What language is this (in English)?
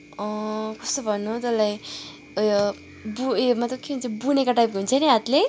Nepali